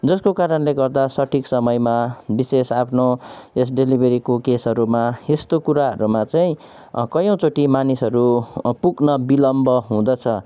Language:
Nepali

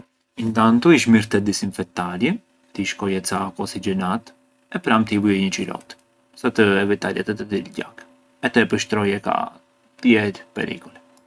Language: Arbëreshë Albanian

